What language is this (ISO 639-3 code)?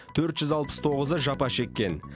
kaz